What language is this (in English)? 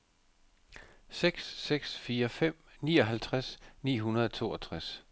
Danish